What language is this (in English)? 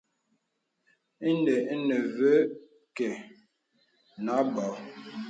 Bebele